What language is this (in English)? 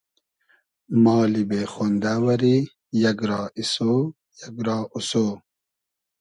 Hazaragi